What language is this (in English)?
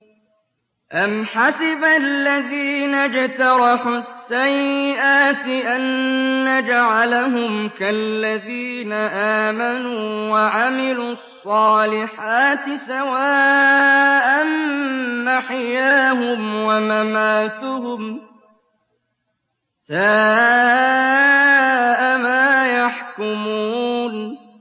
Arabic